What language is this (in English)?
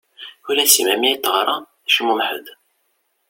Kabyle